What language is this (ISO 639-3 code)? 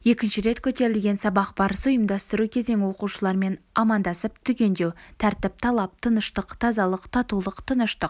kaz